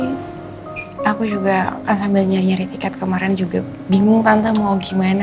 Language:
Indonesian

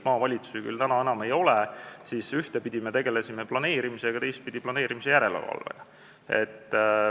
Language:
Estonian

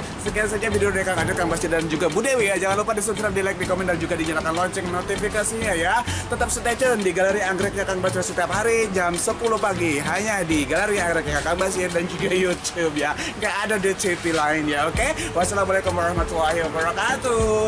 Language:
Indonesian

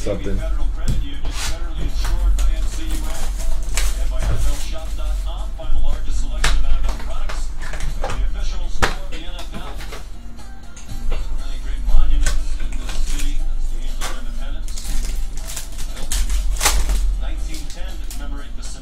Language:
English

